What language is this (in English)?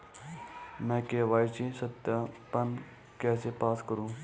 Hindi